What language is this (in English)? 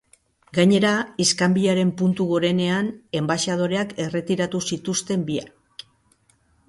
Basque